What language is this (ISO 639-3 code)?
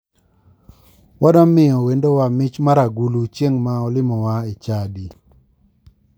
luo